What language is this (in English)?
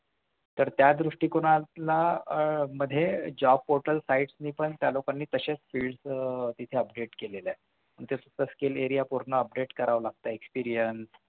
Marathi